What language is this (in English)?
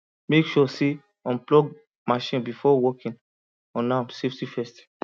Nigerian Pidgin